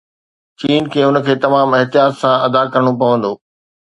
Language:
Sindhi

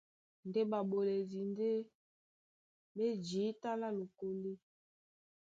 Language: Duala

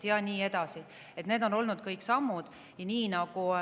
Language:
Estonian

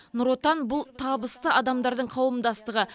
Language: Kazakh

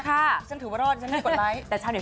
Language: Thai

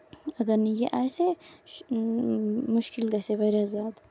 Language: Kashmiri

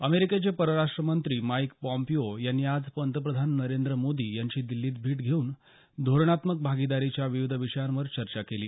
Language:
Marathi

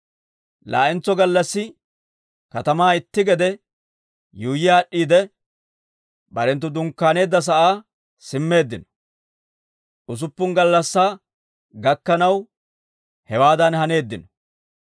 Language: Dawro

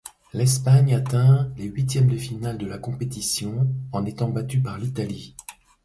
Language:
French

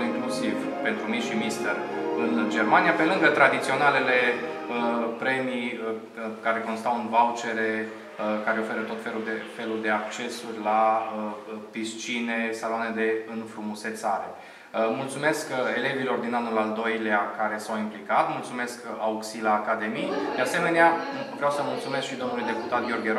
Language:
Romanian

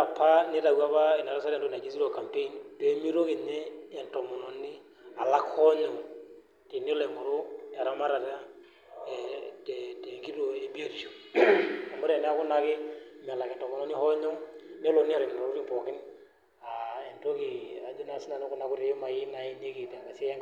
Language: Masai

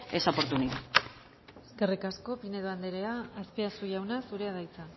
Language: Basque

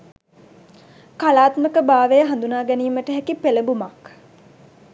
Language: Sinhala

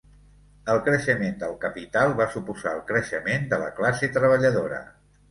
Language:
Catalan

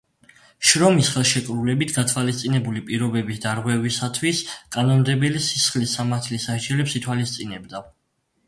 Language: Georgian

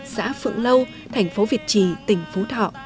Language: Vietnamese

